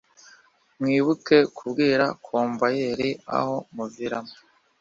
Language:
Kinyarwanda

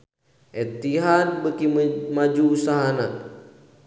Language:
Sundanese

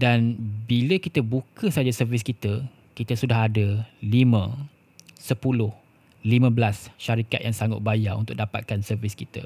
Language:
Malay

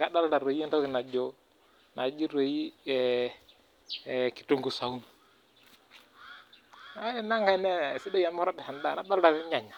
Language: Masai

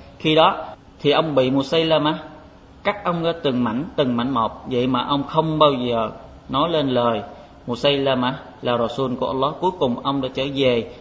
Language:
Vietnamese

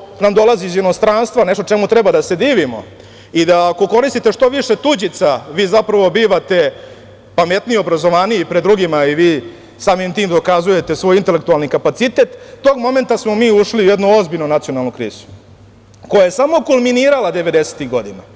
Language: Serbian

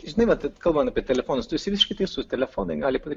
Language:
Lithuanian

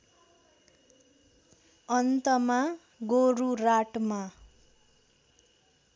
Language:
Nepali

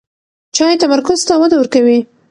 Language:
Pashto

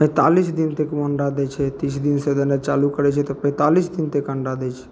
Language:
Maithili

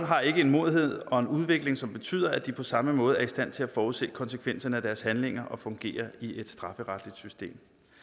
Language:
Danish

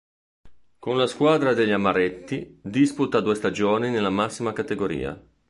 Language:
Italian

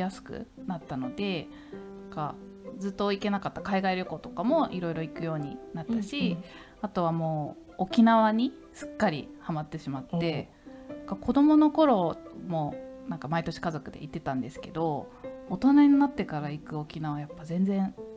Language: Japanese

